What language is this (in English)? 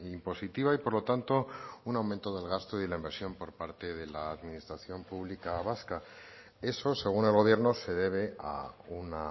Spanish